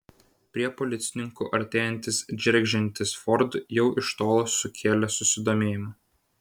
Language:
Lithuanian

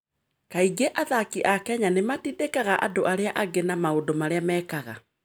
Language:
Kikuyu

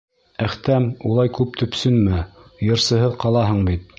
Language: Bashkir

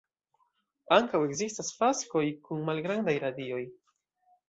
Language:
Esperanto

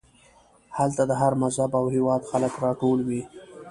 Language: Pashto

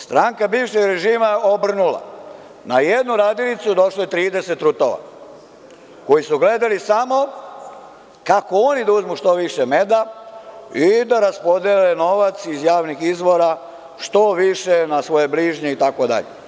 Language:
Serbian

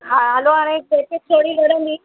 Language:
Sindhi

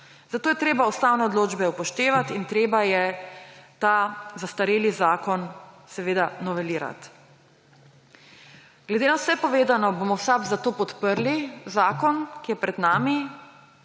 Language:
Slovenian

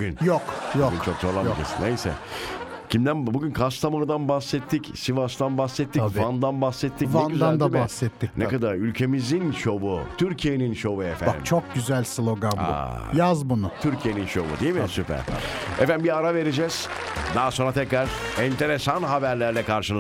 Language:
Turkish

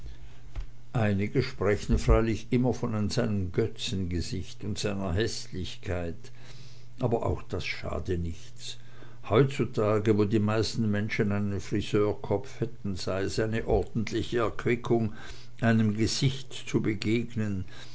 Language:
German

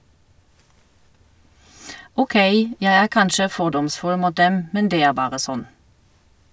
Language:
Norwegian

